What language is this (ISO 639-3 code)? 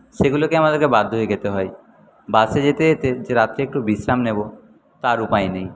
ben